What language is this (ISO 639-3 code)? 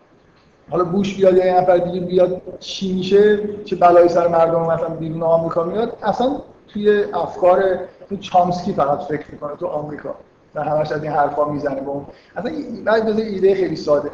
fas